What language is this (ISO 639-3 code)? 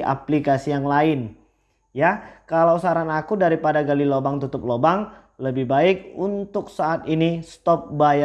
ind